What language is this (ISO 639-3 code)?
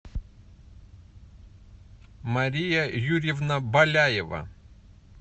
rus